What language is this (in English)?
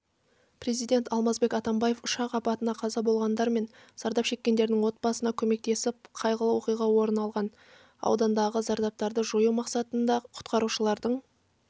Kazakh